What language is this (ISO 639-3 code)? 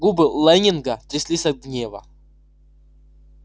rus